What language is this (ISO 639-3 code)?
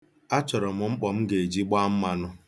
ibo